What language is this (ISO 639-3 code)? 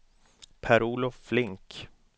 swe